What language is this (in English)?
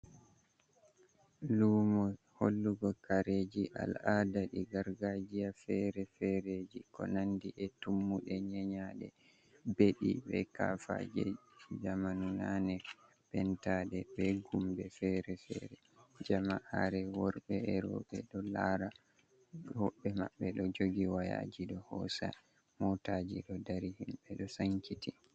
Fula